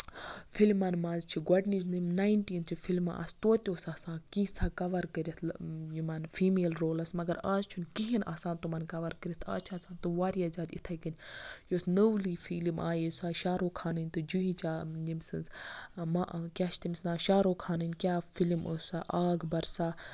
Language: Kashmiri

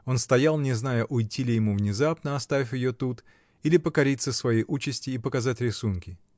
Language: Russian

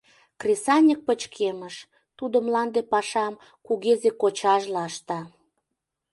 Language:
Mari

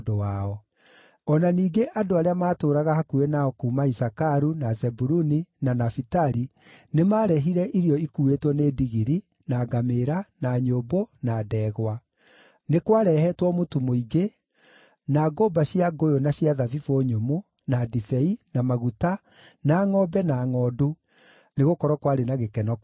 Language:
Kikuyu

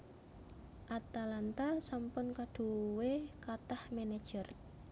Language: Javanese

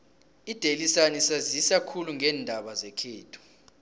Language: South Ndebele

